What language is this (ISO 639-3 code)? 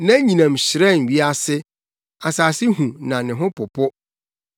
aka